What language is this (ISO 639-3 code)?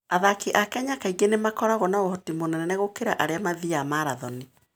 kik